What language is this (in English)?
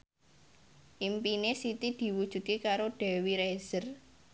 Javanese